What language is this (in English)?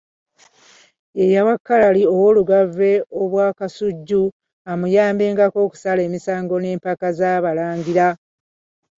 Ganda